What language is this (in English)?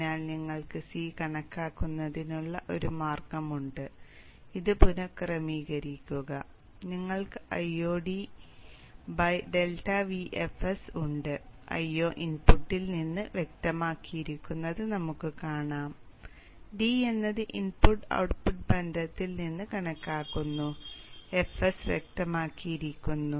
Malayalam